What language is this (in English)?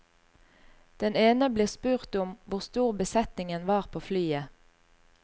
Norwegian